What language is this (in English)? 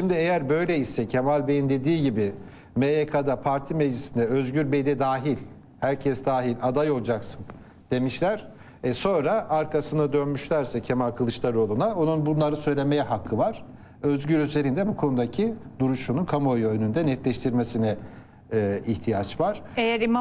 Turkish